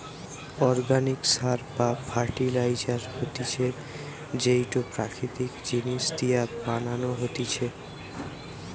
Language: Bangla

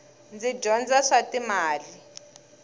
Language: Tsonga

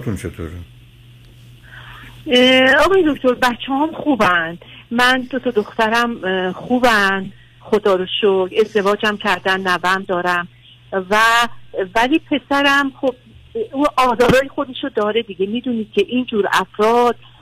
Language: Persian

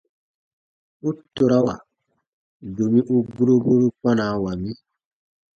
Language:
Baatonum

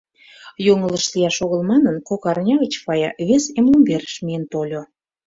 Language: Mari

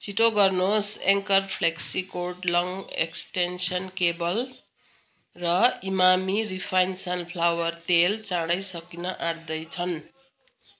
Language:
Nepali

